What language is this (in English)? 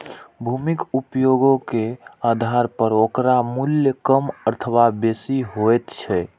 Maithili